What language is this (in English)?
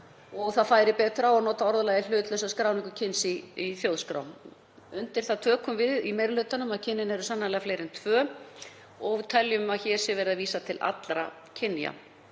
Icelandic